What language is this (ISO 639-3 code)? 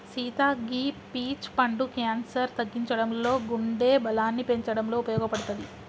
tel